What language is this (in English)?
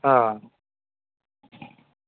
Dogri